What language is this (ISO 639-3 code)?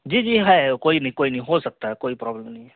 urd